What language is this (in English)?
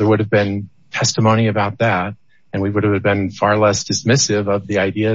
English